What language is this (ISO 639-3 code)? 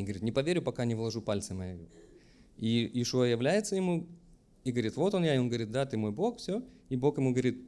rus